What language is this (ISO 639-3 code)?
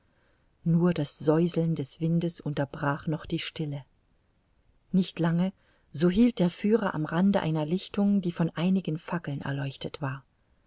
deu